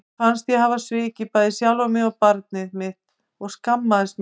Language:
Icelandic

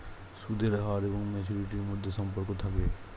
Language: Bangla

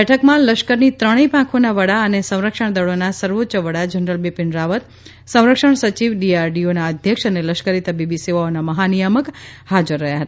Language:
Gujarati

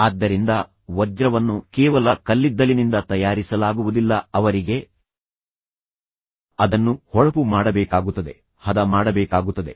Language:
Kannada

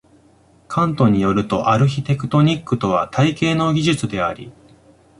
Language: Japanese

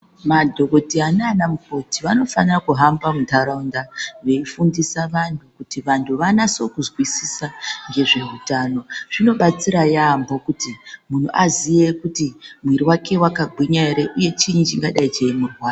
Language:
Ndau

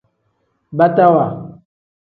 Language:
Tem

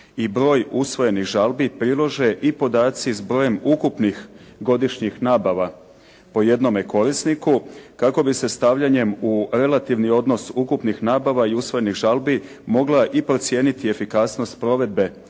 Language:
Croatian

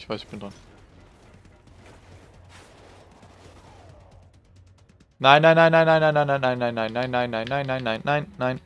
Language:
German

